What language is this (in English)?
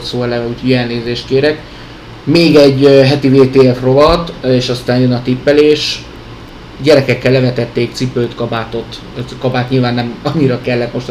Hungarian